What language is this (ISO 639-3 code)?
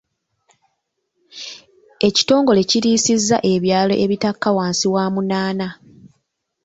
lug